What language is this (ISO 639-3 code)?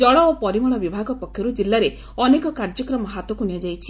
ori